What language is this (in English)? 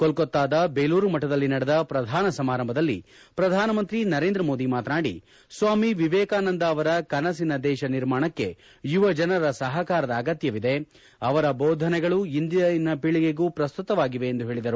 Kannada